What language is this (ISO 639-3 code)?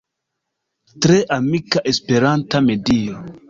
epo